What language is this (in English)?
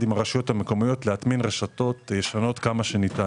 Hebrew